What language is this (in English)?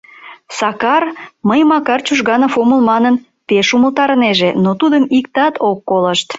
Mari